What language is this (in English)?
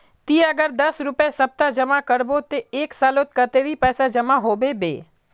Magahi